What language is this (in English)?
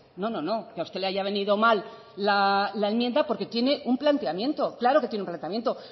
Spanish